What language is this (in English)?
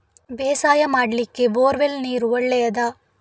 Kannada